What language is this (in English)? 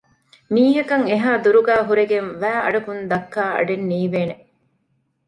Divehi